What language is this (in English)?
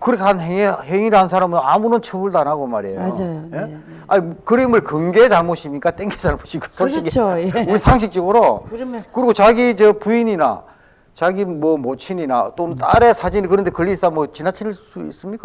Korean